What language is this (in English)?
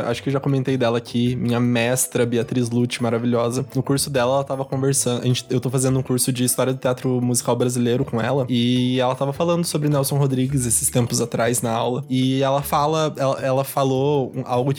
Portuguese